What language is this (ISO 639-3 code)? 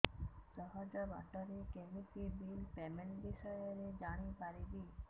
ori